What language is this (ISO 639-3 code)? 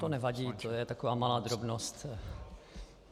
ces